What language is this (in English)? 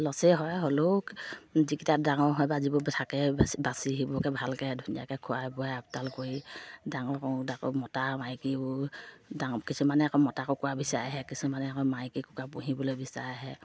Assamese